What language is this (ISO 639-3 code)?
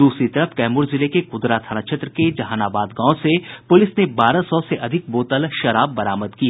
hin